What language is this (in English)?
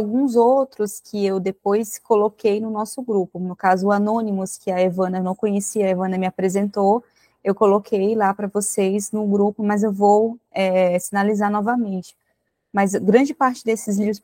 Portuguese